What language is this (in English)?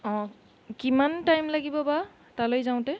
Assamese